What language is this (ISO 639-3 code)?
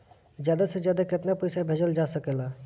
bho